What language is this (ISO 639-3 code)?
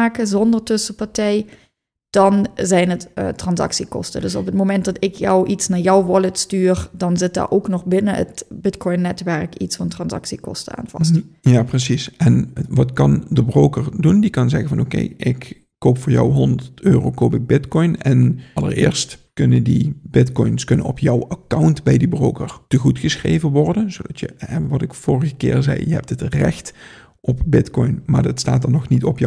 nld